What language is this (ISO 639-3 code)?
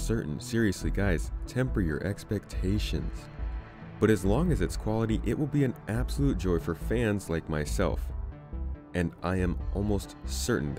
eng